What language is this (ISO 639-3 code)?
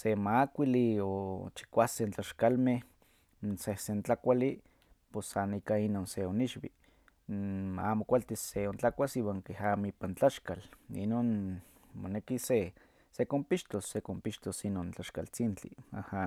nhq